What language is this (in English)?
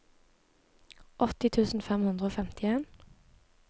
Norwegian